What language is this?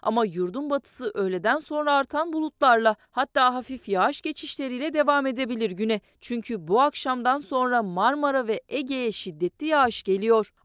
Turkish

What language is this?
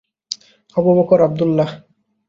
Bangla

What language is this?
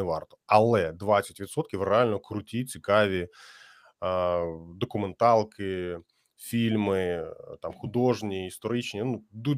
Ukrainian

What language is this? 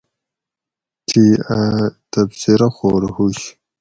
Gawri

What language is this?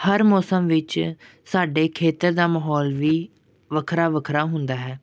Punjabi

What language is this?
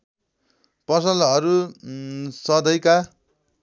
Nepali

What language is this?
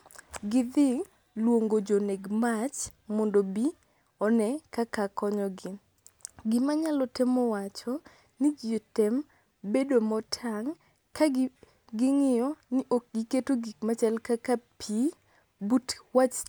Luo (Kenya and Tanzania)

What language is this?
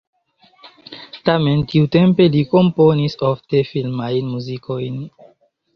Esperanto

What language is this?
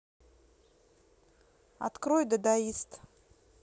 Russian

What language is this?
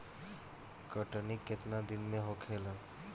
Bhojpuri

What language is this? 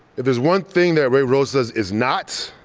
English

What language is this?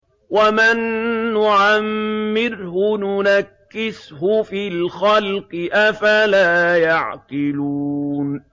Arabic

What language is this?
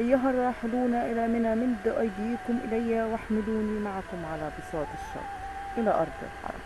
Arabic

